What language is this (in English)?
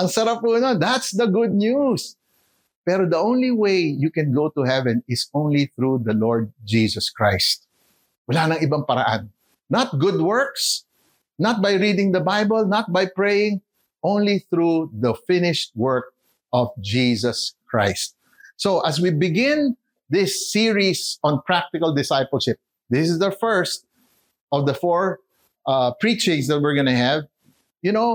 Filipino